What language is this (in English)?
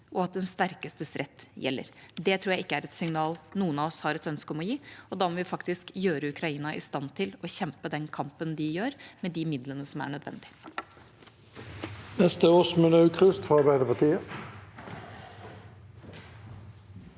Norwegian